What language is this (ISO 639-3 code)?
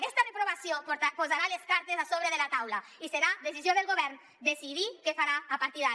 cat